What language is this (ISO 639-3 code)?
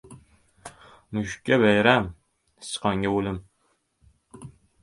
uzb